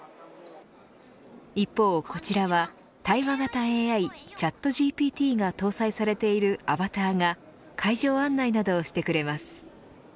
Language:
Japanese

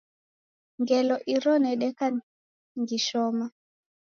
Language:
Taita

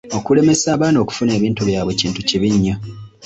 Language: Ganda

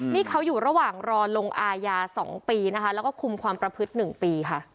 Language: Thai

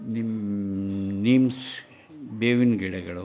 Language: Kannada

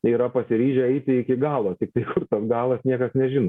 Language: Lithuanian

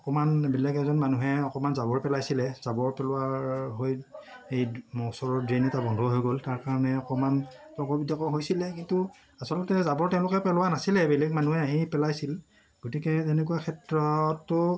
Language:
Assamese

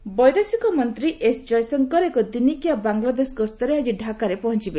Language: Odia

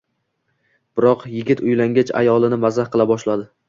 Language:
Uzbek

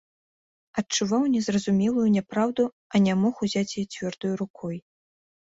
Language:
Belarusian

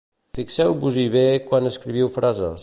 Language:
Catalan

